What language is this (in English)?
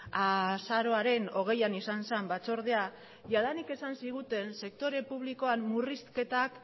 Basque